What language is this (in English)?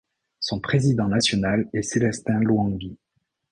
French